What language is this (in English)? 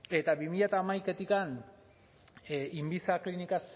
Basque